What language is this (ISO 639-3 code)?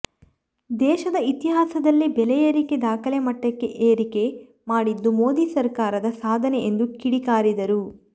kan